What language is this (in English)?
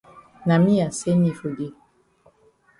Cameroon Pidgin